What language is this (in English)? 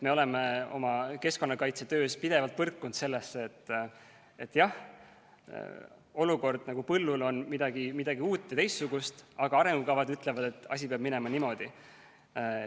Estonian